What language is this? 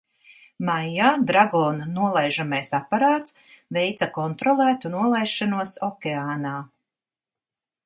Latvian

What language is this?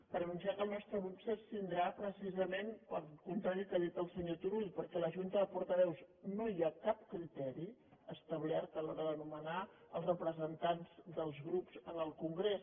Catalan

